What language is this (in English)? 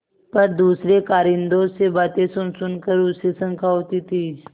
Hindi